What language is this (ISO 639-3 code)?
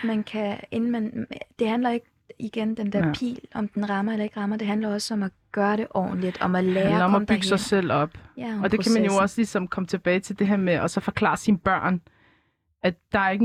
dan